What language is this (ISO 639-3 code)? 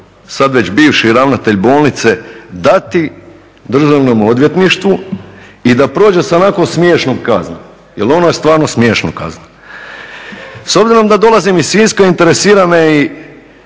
hrv